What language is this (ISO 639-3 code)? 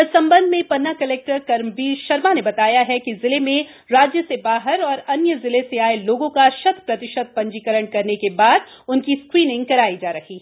hin